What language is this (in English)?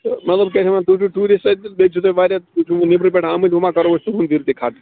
Kashmiri